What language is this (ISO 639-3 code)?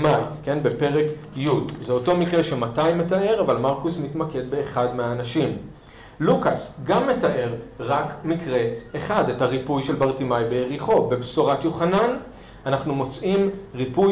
heb